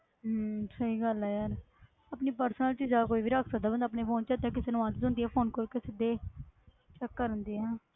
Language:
Punjabi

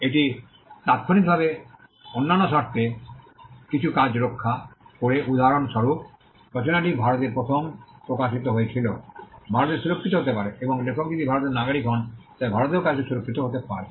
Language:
Bangla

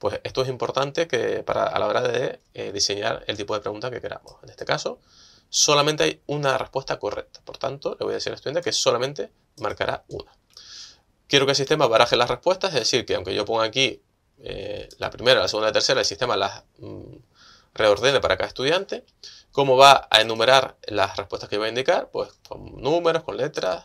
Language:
Spanish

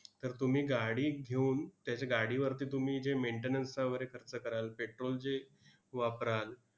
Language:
Marathi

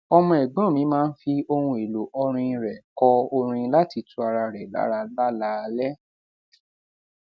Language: Yoruba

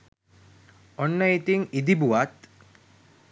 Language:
Sinhala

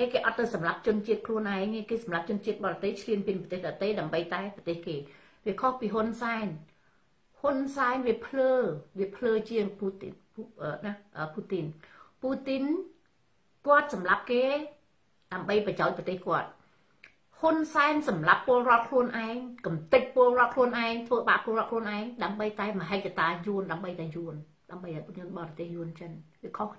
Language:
Thai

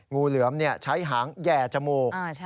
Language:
Thai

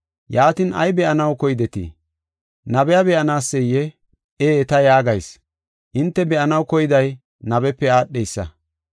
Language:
Gofa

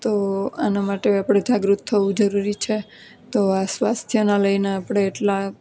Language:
Gujarati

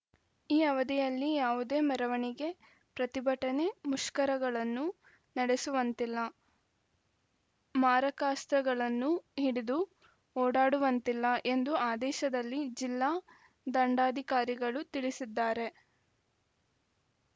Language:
Kannada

